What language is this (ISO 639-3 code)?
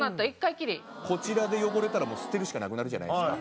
jpn